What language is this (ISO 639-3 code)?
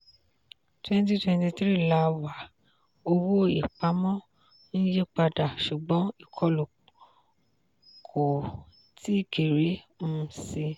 yor